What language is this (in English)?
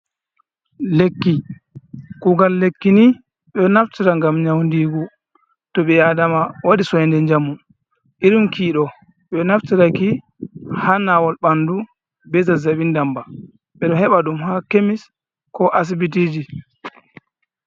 Fula